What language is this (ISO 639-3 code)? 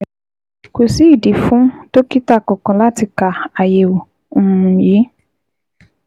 yor